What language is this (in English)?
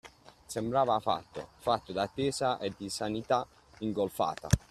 Italian